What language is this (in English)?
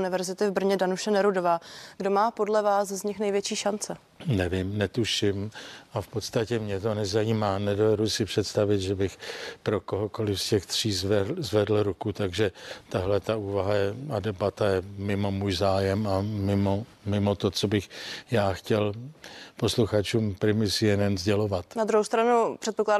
Czech